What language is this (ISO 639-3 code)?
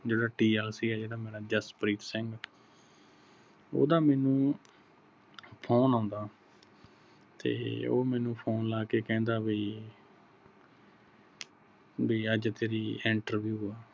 pan